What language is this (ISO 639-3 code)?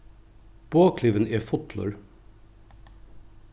fao